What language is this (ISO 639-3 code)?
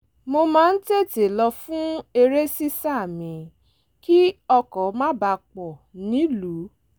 yor